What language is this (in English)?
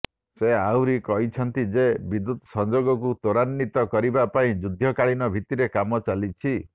Odia